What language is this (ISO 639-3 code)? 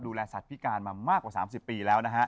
tha